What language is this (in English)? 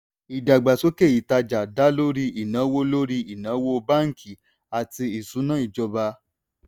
Yoruba